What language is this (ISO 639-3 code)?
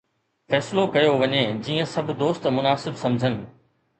snd